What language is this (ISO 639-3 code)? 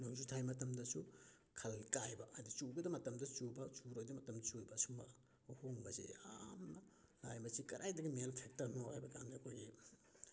mni